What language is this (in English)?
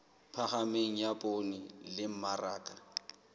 Southern Sotho